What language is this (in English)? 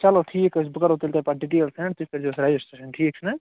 Kashmiri